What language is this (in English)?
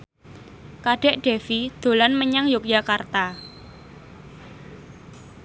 Javanese